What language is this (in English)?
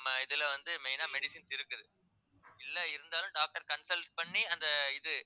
Tamil